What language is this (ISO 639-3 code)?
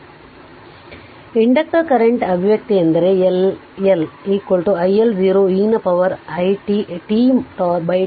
kan